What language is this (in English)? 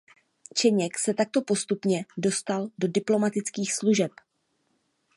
Czech